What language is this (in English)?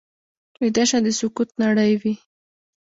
Pashto